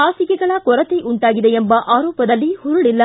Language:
Kannada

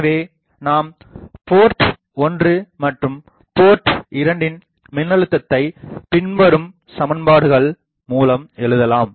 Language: Tamil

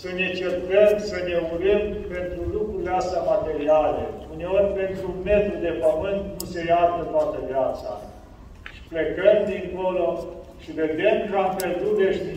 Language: Romanian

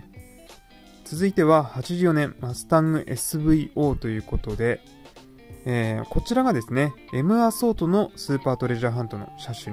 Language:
Japanese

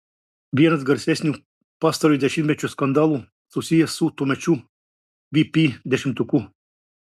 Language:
Lithuanian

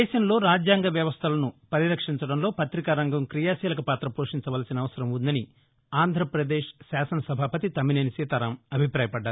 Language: Telugu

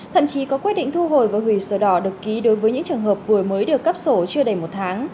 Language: Vietnamese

